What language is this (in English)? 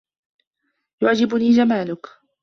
Arabic